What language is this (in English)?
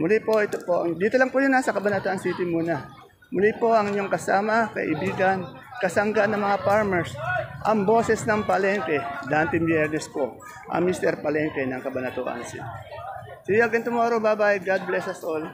Filipino